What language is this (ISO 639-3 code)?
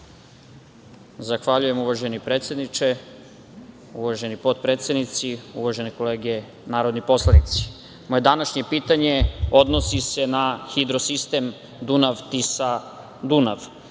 srp